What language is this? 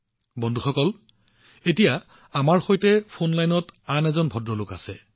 Assamese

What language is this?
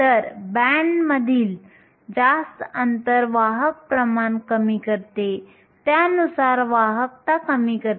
Marathi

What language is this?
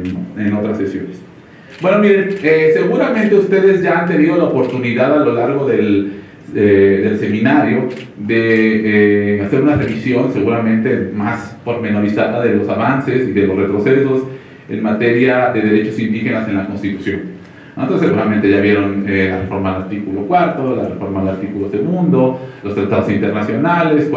Spanish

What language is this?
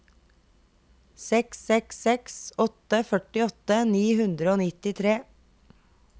Norwegian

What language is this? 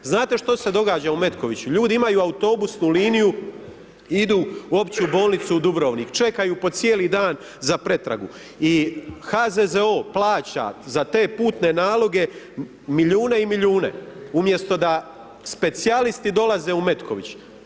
Croatian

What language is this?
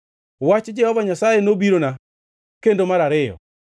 Luo (Kenya and Tanzania)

